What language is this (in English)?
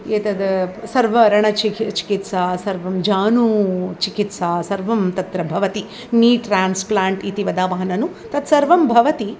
Sanskrit